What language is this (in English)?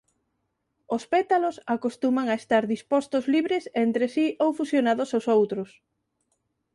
Galician